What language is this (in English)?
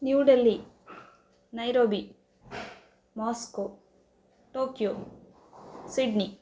Sanskrit